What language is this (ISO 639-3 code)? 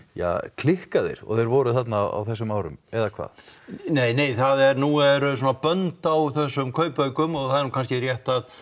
isl